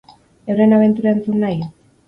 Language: Basque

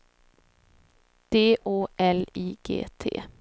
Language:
Swedish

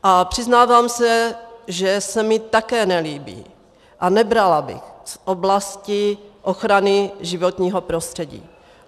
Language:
Czech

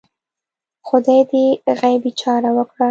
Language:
Pashto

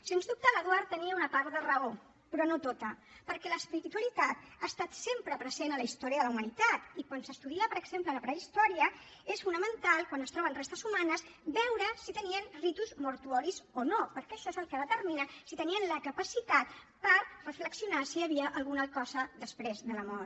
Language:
Catalan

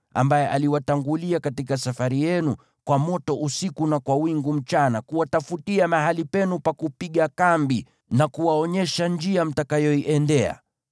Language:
Swahili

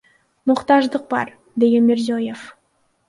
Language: Kyrgyz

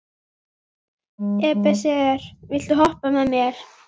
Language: Icelandic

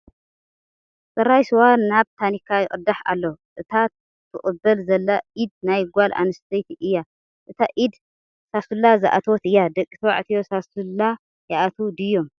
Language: Tigrinya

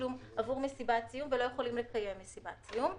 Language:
Hebrew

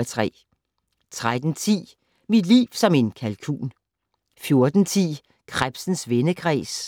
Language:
Danish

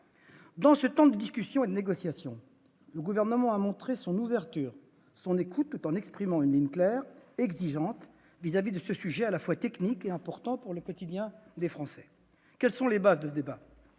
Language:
French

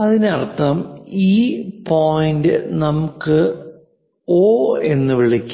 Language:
Malayalam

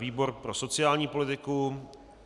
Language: Czech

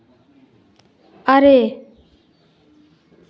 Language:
Santali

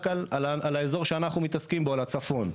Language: Hebrew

